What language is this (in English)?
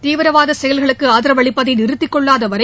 Tamil